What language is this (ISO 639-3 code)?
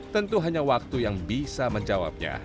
ind